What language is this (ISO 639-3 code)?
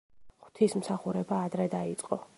kat